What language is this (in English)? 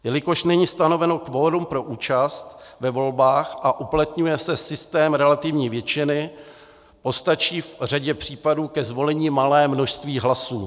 Czech